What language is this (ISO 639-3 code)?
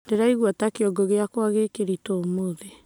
kik